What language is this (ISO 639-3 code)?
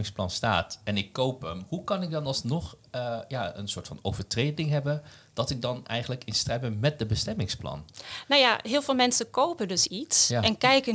nld